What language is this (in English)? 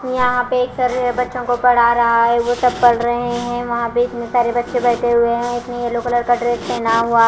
Hindi